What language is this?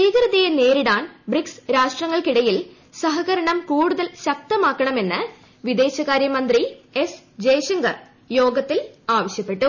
Malayalam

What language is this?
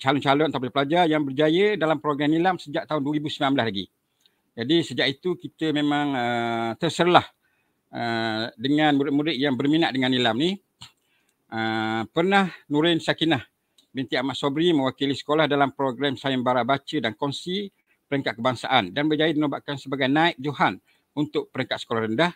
Malay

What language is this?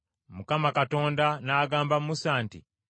Ganda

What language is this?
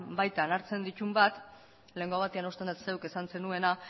Basque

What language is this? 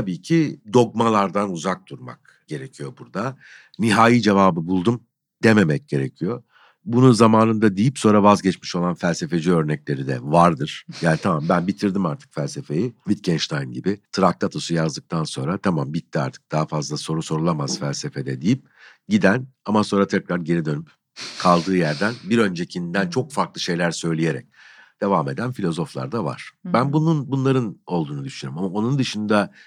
Turkish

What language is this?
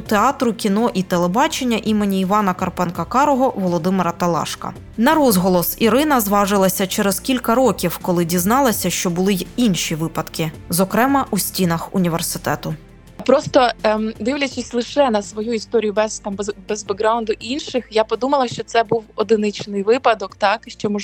Ukrainian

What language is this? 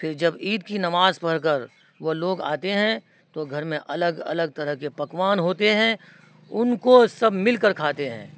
Urdu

